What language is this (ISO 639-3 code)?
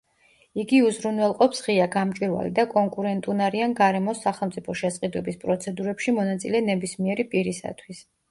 kat